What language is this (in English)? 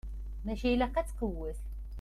Kabyle